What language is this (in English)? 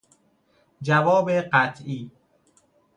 Persian